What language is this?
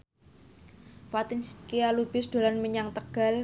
Javanese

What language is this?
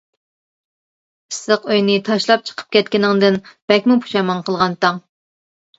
Uyghur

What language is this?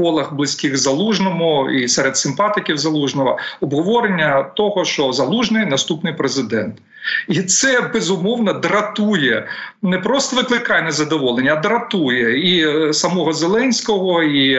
Ukrainian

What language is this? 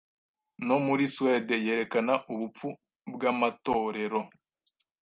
Kinyarwanda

